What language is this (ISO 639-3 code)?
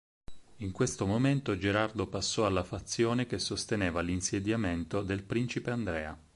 ita